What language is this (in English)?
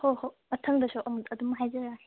Manipuri